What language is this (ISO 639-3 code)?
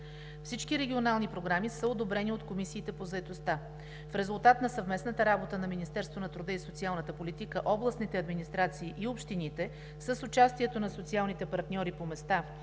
bul